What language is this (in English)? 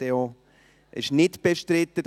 Swiss German